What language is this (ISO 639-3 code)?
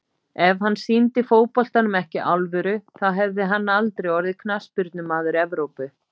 isl